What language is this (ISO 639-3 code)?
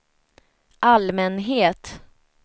swe